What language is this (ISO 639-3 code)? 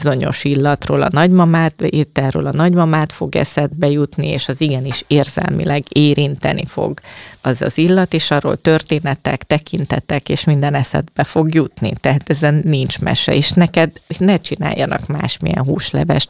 hun